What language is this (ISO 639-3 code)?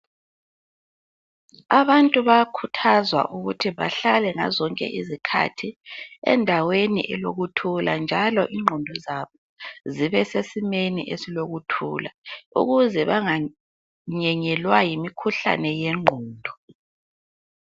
nde